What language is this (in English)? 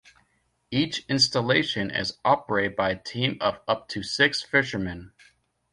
English